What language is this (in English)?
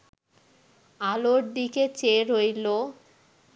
Bangla